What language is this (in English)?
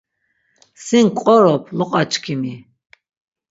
Laz